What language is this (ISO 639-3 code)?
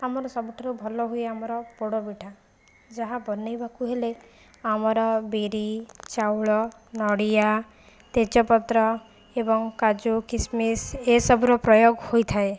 ori